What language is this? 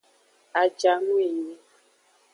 Aja (Benin)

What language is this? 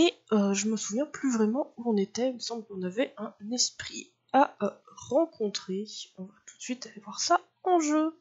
French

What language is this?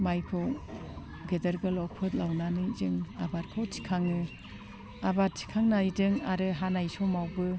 Bodo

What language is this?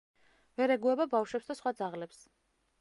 Georgian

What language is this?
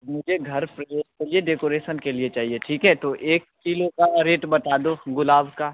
Hindi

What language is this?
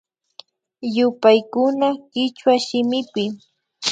Imbabura Highland Quichua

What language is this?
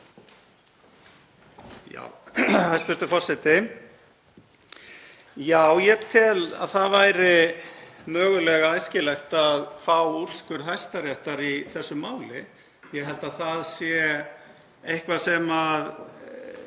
Icelandic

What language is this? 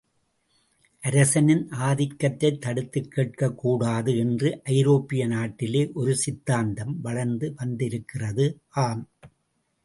Tamil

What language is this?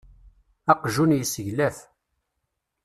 Kabyle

